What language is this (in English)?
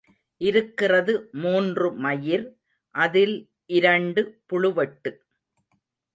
Tamil